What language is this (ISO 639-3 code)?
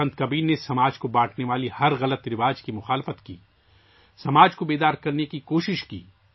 urd